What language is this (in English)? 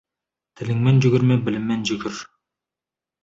Kazakh